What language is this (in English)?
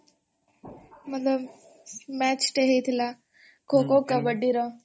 Odia